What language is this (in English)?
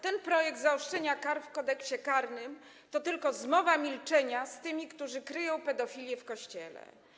Polish